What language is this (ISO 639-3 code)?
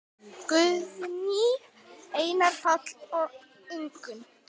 isl